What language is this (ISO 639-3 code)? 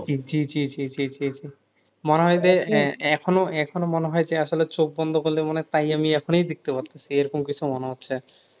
ben